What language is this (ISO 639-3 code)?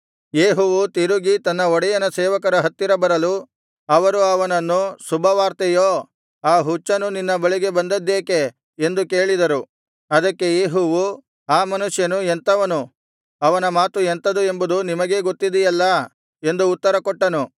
kan